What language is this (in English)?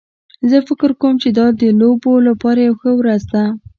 Pashto